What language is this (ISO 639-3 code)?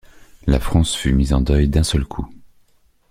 fra